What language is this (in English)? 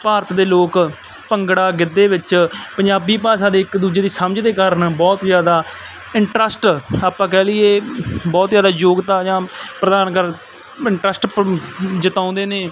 Punjabi